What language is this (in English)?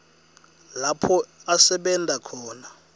Swati